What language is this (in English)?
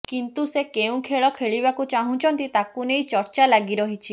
Odia